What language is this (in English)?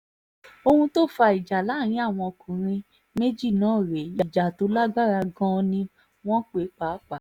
Yoruba